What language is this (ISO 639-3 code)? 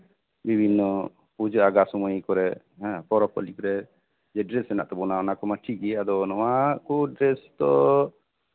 sat